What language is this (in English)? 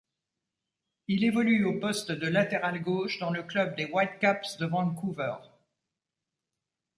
French